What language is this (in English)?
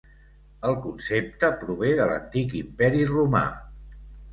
Catalan